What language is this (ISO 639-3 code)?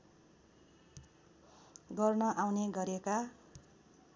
nep